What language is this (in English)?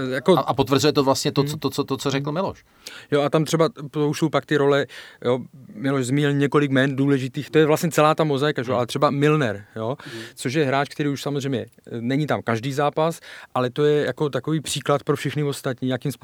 Czech